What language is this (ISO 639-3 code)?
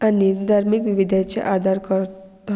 kok